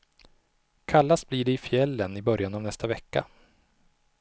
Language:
Swedish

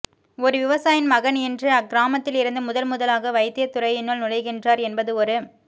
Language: Tamil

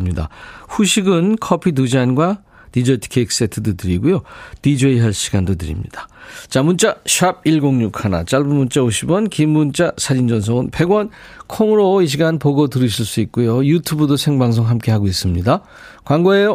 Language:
Korean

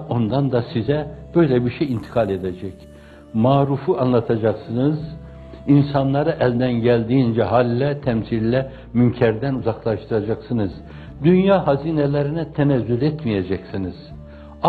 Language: Turkish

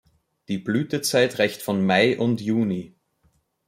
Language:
German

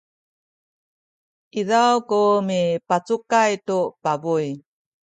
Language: Sakizaya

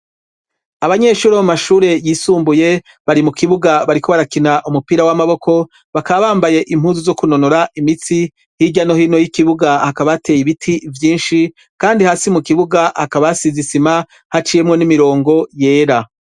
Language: Rundi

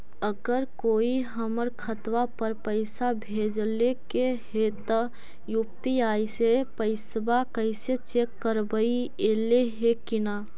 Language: Magahi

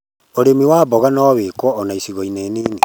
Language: Kikuyu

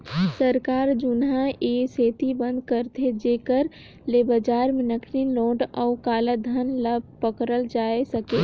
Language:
Chhattisgarhi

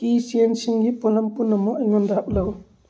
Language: Manipuri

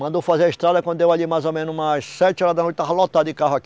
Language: Portuguese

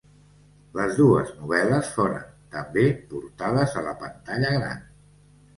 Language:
Catalan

